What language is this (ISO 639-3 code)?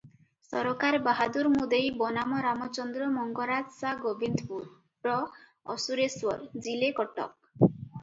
ori